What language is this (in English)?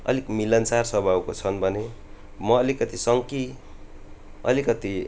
Nepali